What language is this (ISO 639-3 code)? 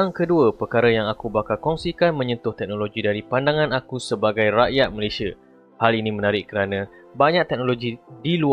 msa